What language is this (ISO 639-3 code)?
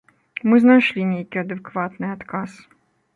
bel